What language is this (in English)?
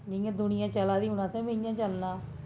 Dogri